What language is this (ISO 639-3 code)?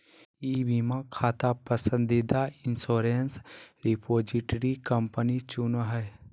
mag